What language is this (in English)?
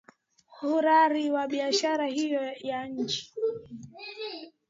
Swahili